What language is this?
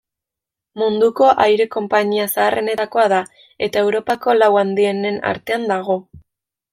Basque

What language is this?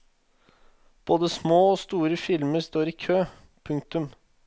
Norwegian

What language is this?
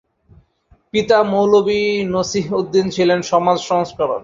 Bangla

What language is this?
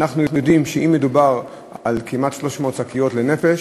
Hebrew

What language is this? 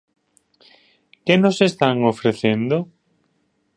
Galician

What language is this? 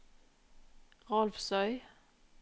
Norwegian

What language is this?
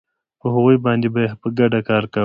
Pashto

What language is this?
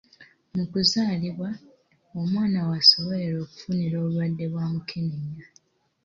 Ganda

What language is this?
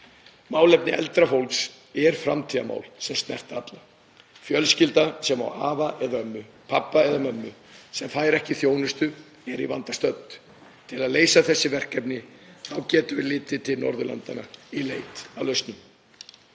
Icelandic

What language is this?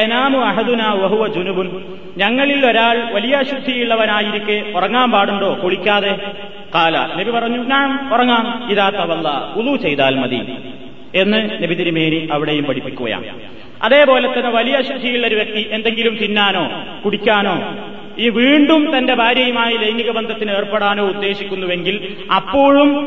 Malayalam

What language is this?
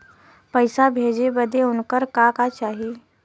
Bhojpuri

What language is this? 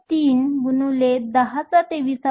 Marathi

